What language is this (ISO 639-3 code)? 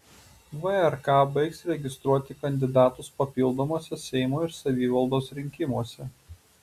lit